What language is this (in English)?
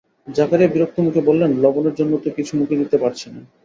Bangla